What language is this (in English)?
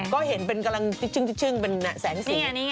Thai